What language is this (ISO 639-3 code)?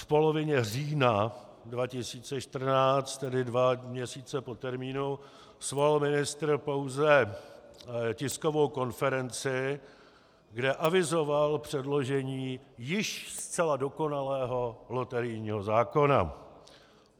ces